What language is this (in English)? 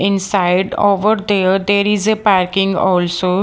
English